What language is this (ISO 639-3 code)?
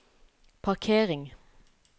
nor